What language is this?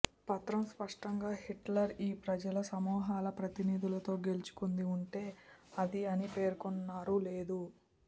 Telugu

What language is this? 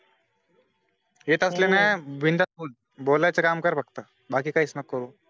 Marathi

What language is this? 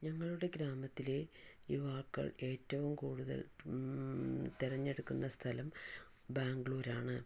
Malayalam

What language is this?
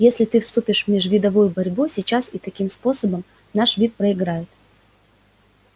Russian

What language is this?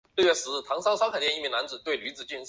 Chinese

